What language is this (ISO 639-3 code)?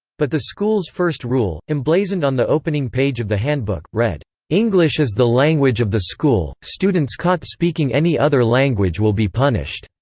eng